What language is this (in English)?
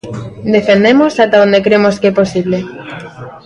Galician